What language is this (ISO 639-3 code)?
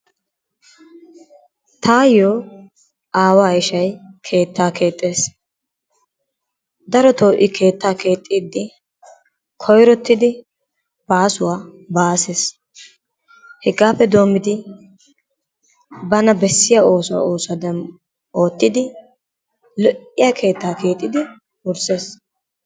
wal